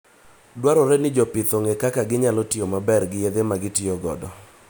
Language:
Luo (Kenya and Tanzania)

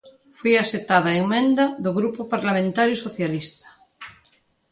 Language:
Galician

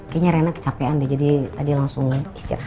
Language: Indonesian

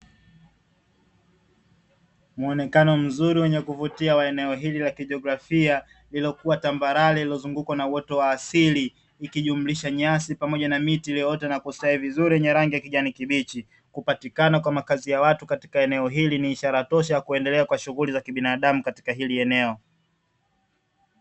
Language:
Swahili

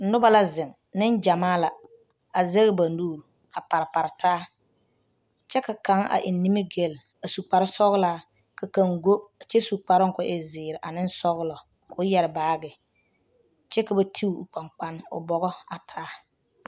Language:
Southern Dagaare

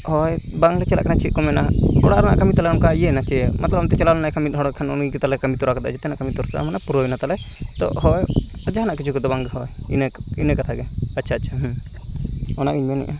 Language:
Santali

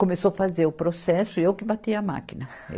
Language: Portuguese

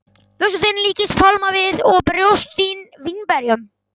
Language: Icelandic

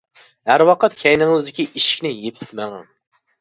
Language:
Uyghur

